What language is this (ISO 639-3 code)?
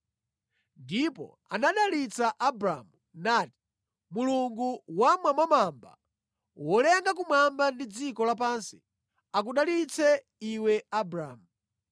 nya